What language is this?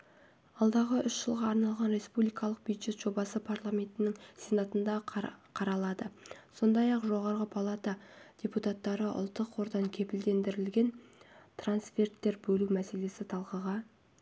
Kazakh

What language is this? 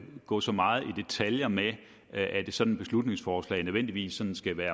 Danish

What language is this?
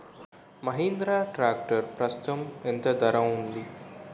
Telugu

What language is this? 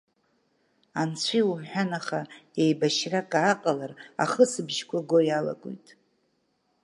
Abkhazian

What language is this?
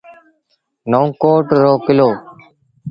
Sindhi Bhil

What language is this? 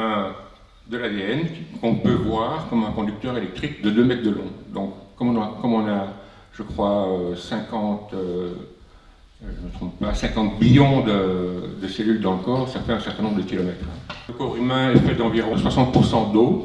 French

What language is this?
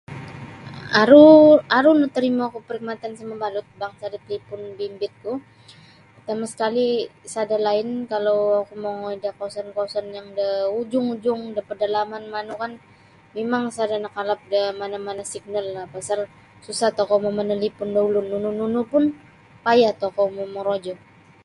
Sabah Bisaya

